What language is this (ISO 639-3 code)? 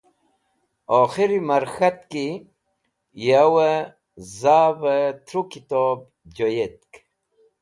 wbl